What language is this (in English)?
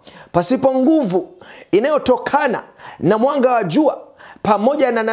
Swahili